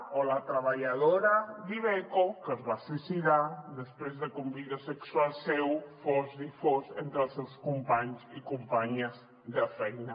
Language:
Catalan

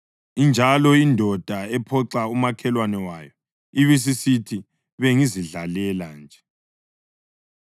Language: North Ndebele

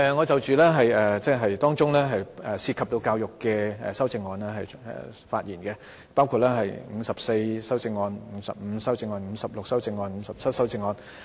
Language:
Cantonese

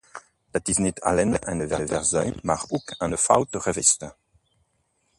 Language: Dutch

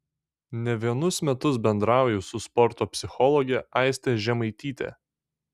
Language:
Lithuanian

